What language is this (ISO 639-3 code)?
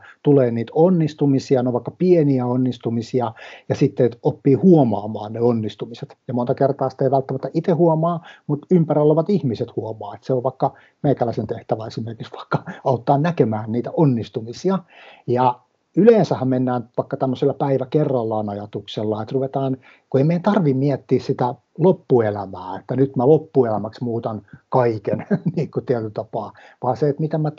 fin